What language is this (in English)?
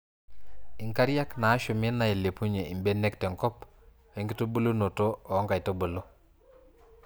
Masai